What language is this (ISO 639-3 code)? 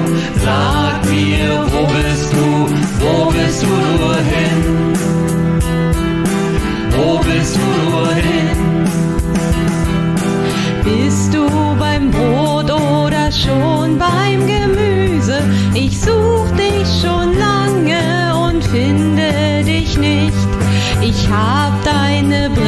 deu